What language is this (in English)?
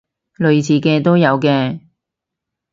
Cantonese